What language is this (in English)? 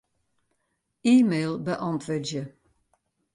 Western Frisian